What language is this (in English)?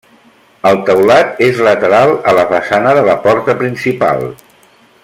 Catalan